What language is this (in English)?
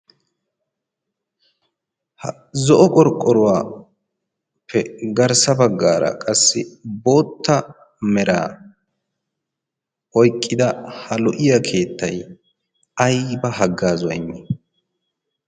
Wolaytta